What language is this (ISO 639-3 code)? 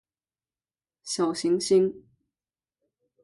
zho